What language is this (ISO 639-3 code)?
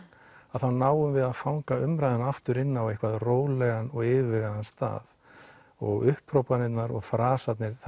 isl